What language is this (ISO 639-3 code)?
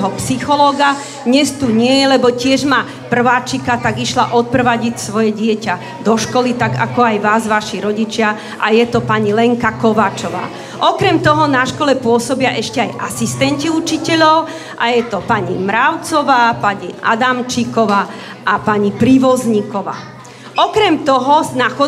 slk